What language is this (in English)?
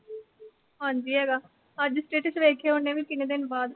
Punjabi